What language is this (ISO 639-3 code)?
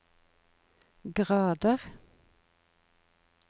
nor